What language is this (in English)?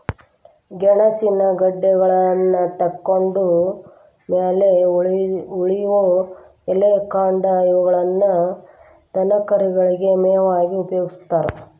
Kannada